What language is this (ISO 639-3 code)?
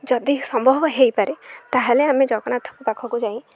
ori